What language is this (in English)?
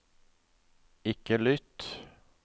Norwegian